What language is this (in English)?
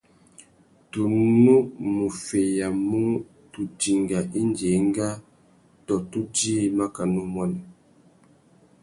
Tuki